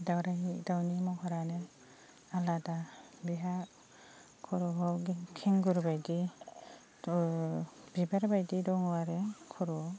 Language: Bodo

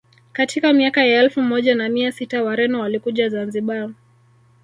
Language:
Swahili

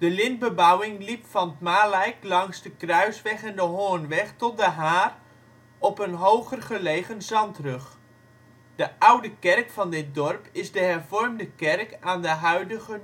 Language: Dutch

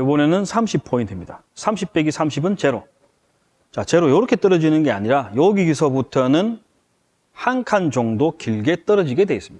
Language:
Korean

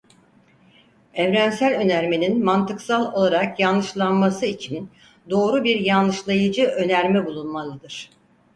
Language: Turkish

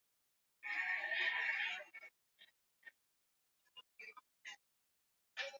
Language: Swahili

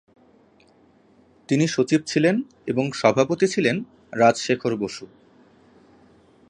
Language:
Bangla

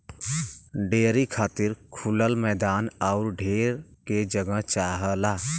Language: Bhojpuri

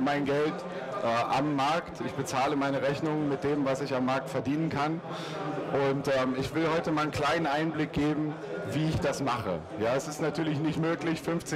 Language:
German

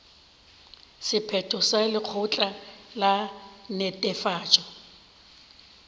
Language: Northern Sotho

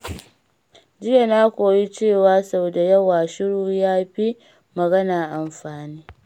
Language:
Hausa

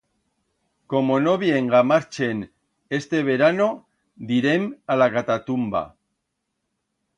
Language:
Aragonese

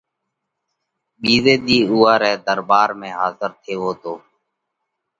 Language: Parkari Koli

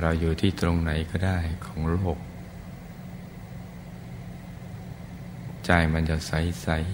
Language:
Thai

